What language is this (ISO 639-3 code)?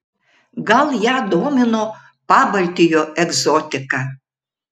lit